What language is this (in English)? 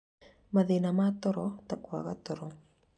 Kikuyu